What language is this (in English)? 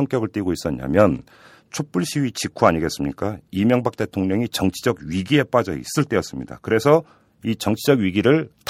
Korean